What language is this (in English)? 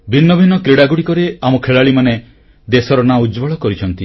Odia